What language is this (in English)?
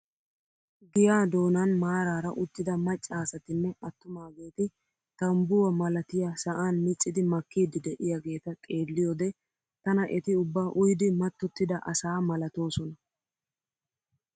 Wolaytta